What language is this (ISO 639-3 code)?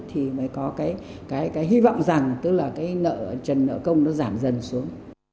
vie